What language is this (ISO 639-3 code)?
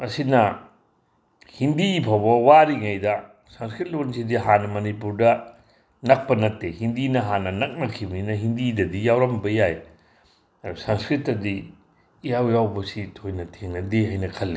mni